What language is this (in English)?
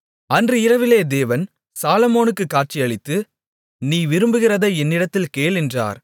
Tamil